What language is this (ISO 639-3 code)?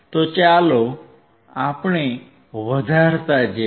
guj